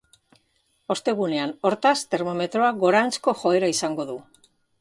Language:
Basque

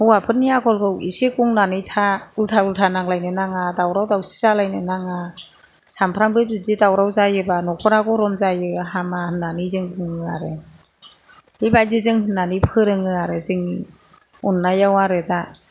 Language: Bodo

